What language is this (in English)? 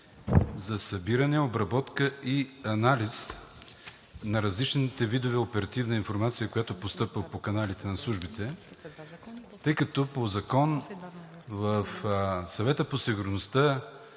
Bulgarian